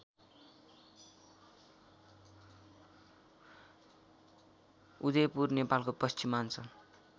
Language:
Nepali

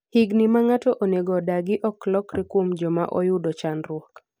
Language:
Luo (Kenya and Tanzania)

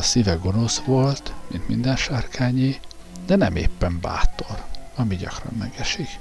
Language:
Hungarian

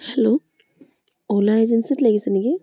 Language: Assamese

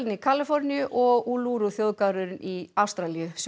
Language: Icelandic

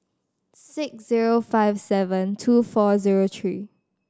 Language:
English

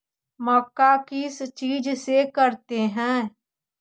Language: Magahi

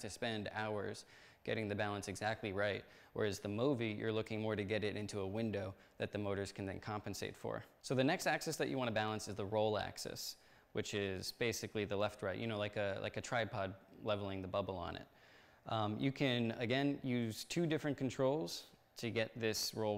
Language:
English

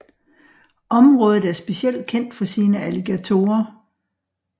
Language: Danish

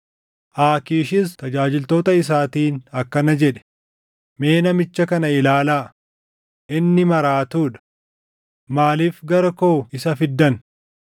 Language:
Oromo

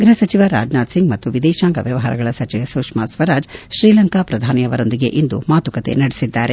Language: Kannada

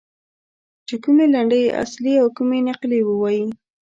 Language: Pashto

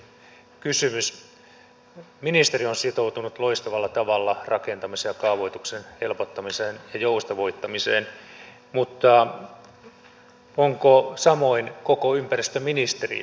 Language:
Finnish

